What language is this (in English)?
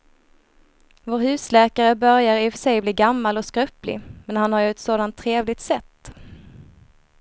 Swedish